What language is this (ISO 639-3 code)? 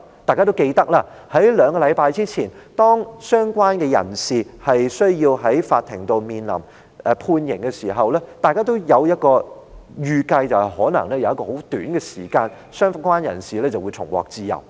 yue